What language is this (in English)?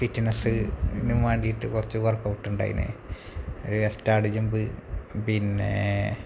Malayalam